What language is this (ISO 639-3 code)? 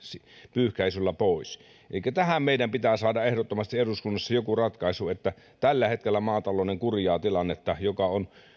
fin